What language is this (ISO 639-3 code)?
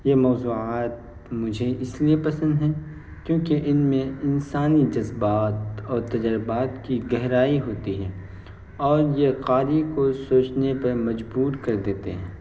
urd